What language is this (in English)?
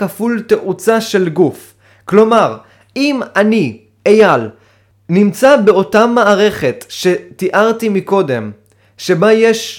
Hebrew